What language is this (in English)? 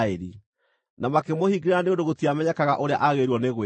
Kikuyu